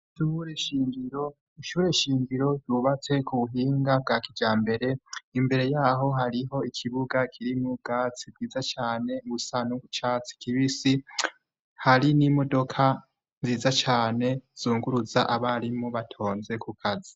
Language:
Rundi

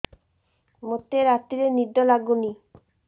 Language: Odia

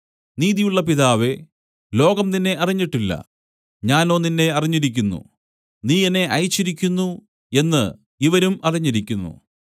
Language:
Malayalam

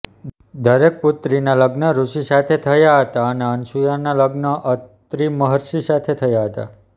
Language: Gujarati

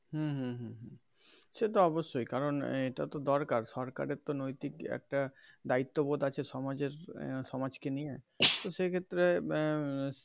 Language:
Bangla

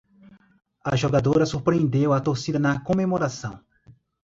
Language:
Portuguese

